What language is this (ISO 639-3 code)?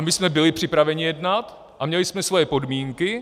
ces